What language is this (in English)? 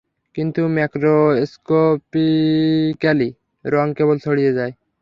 Bangla